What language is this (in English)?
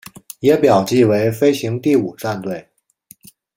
Chinese